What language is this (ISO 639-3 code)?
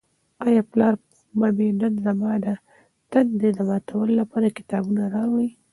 pus